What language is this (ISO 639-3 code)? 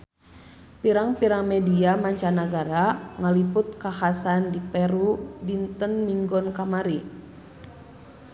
sun